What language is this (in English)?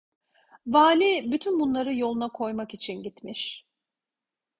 Turkish